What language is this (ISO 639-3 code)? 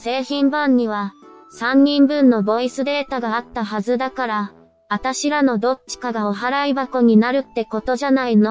jpn